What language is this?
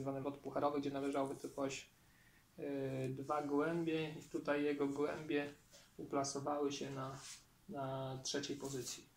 Polish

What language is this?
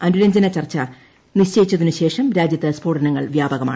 Malayalam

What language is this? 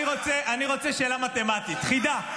Hebrew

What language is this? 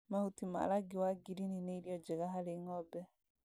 Kikuyu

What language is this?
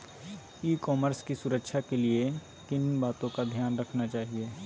Magahi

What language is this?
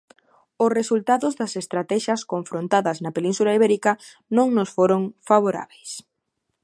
Galician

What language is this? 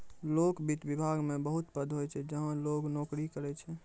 Maithili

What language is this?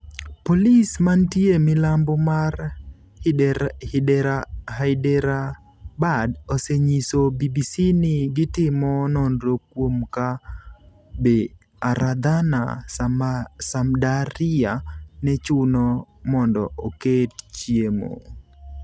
Luo (Kenya and Tanzania)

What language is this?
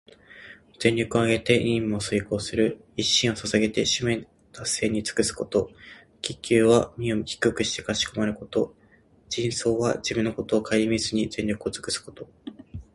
Japanese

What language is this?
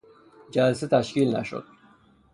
Persian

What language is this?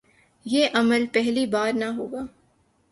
Urdu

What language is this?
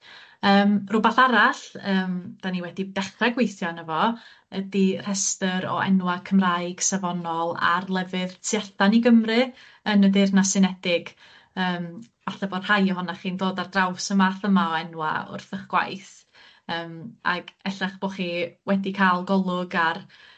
Welsh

